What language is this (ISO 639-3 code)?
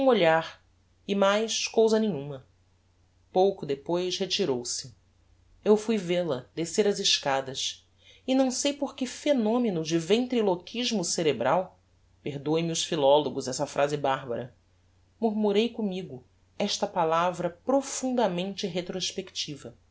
por